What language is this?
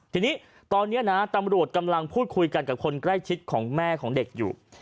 Thai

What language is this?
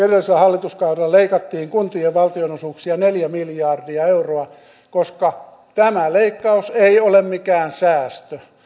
Finnish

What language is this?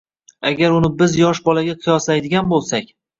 Uzbek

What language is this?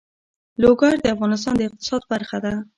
Pashto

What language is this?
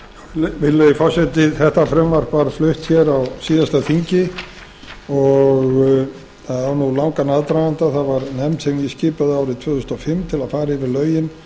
Icelandic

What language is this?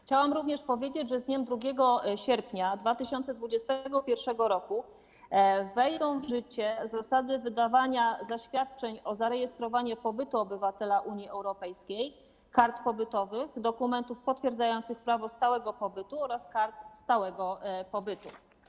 Polish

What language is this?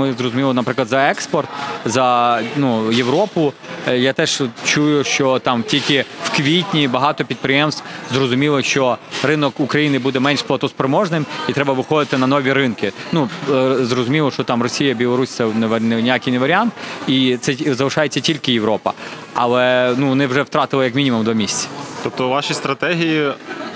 Ukrainian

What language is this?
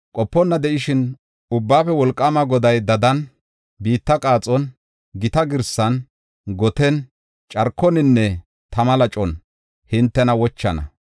Gofa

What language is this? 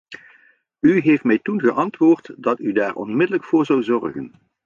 Dutch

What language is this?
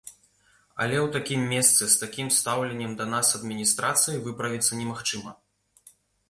Belarusian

